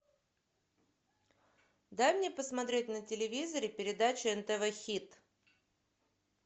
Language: Russian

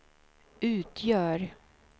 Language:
Swedish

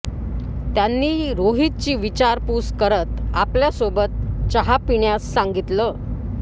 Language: Marathi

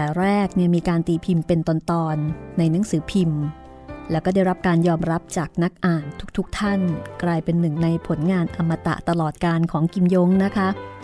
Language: Thai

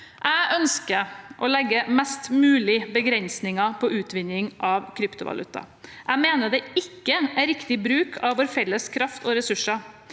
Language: Norwegian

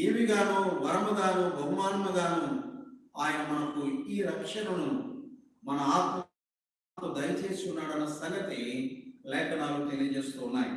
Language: Telugu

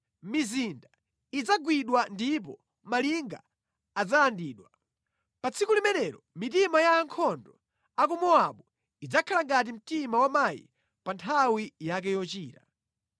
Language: Nyanja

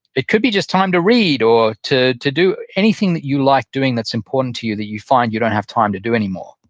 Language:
English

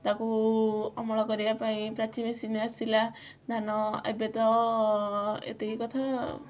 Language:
Odia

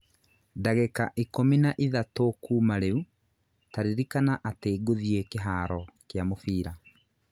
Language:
Kikuyu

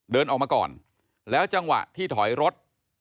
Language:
Thai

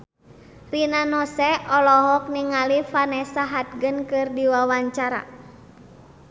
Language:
Sundanese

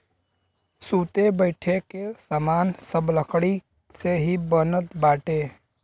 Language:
Bhojpuri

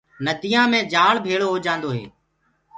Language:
Gurgula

